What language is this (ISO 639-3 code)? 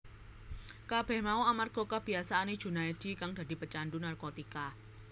jav